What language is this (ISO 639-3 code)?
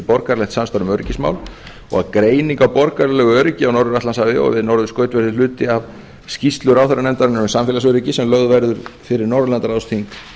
isl